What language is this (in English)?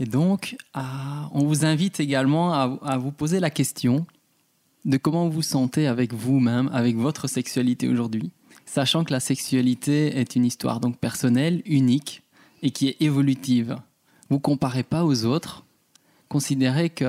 French